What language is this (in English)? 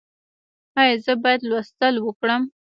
Pashto